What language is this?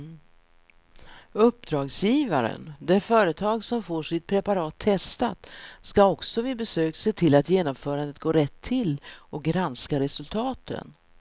Swedish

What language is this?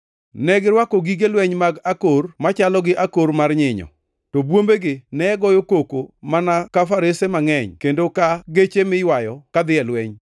Luo (Kenya and Tanzania)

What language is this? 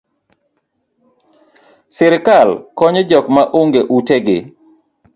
Luo (Kenya and Tanzania)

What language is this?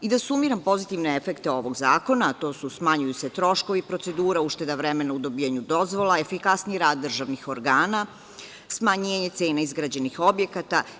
Serbian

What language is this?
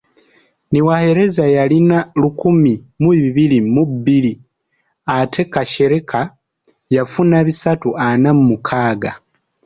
Ganda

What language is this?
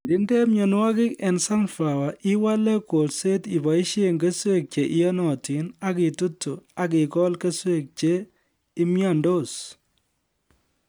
Kalenjin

